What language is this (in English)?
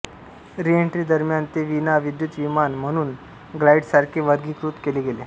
Marathi